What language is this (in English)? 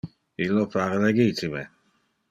Interlingua